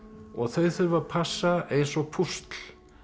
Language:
Icelandic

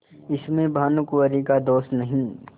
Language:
Hindi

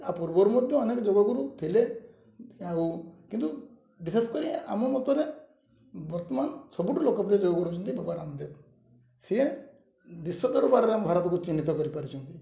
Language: Odia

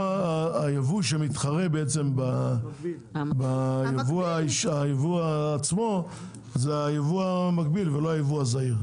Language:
Hebrew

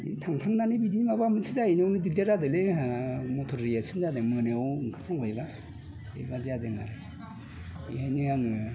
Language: Bodo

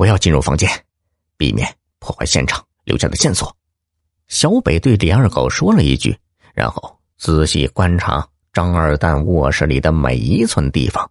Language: Chinese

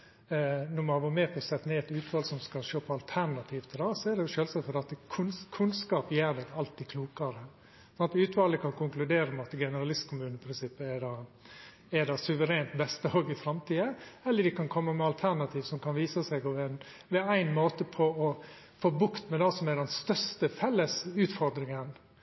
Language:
Norwegian Nynorsk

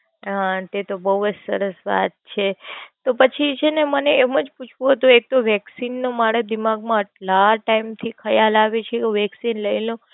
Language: Gujarati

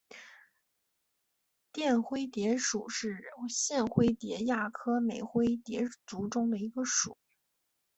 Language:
Chinese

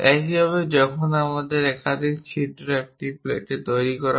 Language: Bangla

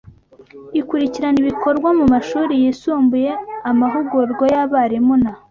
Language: Kinyarwanda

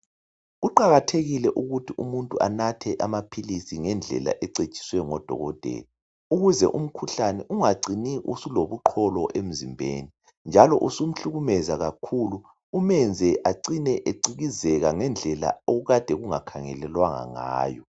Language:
North Ndebele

